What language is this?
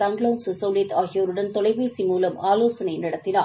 Tamil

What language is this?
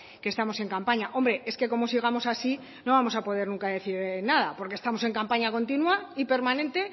Spanish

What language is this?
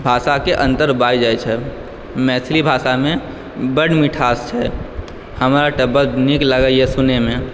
Maithili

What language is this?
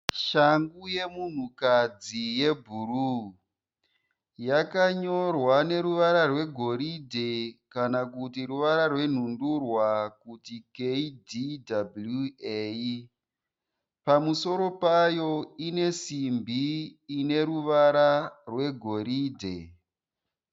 Shona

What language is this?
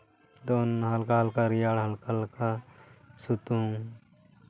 Santali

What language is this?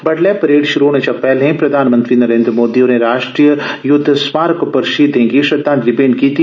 Dogri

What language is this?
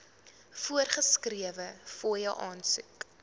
Afrikaans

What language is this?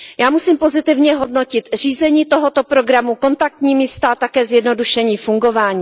Czech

